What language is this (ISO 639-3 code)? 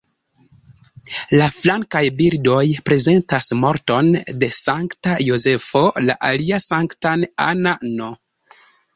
epo